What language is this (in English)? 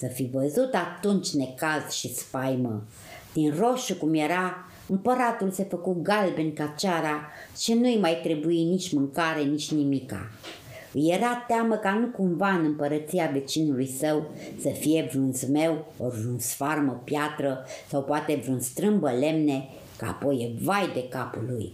Romanian